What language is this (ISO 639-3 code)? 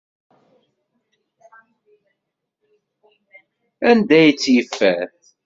kab